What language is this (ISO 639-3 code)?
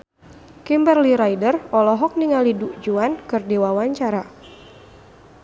sun